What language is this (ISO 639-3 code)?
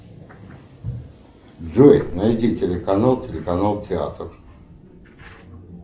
rus